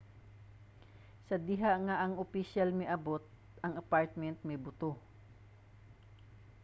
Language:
Cebuano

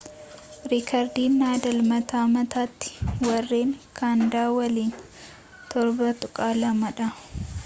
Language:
Oromo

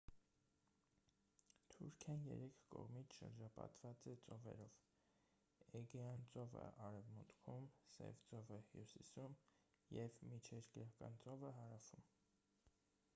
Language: Armenian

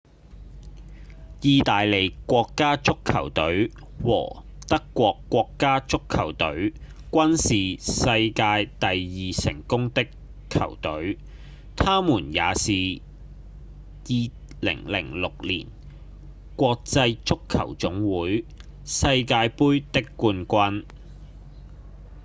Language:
Cantonese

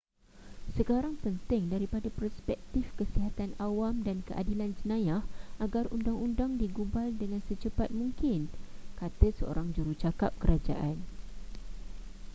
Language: Malay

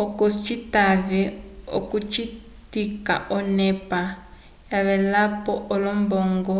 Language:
Umbundu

